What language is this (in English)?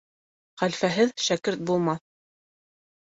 Bashkir